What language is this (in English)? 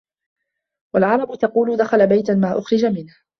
Arabic